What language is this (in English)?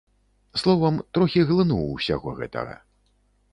Belarusian